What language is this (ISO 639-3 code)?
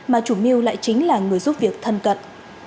vie